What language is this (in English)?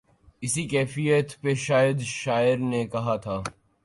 Urdu